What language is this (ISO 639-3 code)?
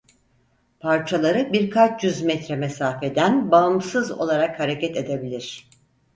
tur